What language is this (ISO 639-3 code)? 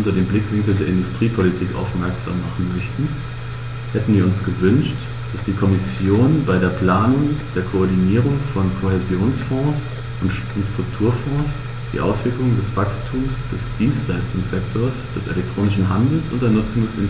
deu